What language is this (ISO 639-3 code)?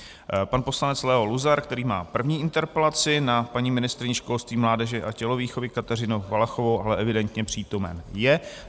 ces